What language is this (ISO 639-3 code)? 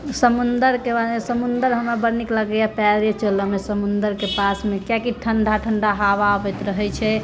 mai